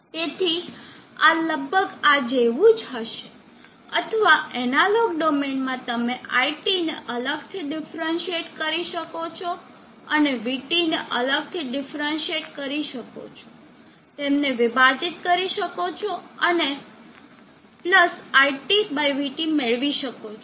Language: Gujarati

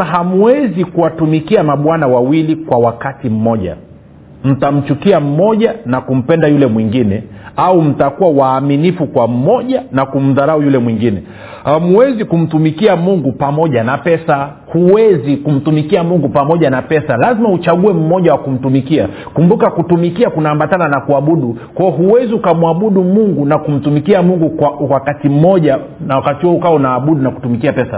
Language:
Swahili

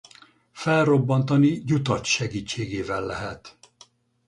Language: Hungarian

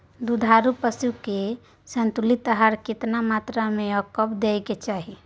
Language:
Maithili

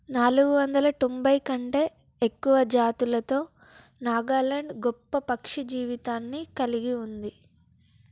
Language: Telugu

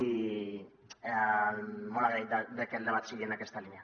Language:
Catalan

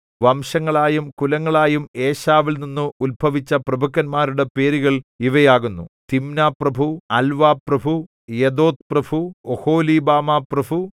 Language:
Malayalam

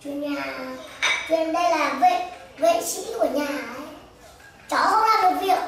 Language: Vietnamese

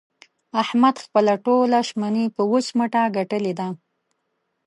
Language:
Pashto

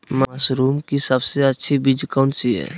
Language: Magahi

